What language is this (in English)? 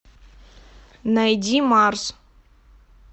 Russian